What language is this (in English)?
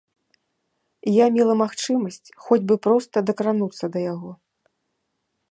Belarusian